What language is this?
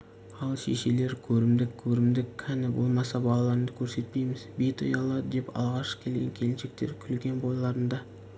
Kazakh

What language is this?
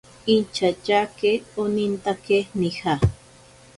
Ashéninka Perené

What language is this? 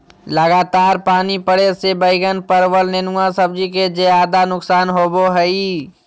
Magahi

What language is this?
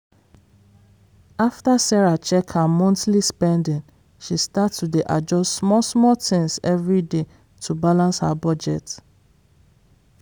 Nigerian Pidgin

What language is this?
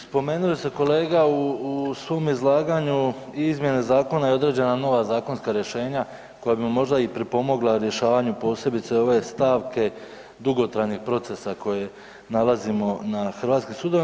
Croatian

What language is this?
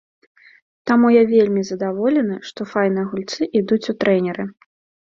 Belarusian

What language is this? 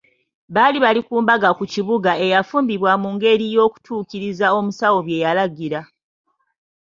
Ganda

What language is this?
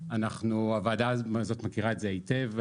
Hebrew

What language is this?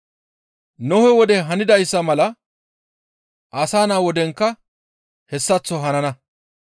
Gamo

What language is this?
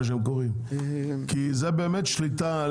Hebrew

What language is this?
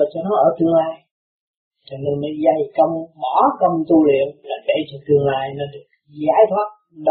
Vietnamese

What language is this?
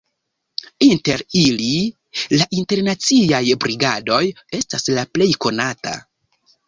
Esperanto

